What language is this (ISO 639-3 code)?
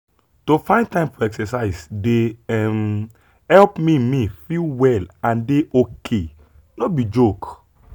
pcm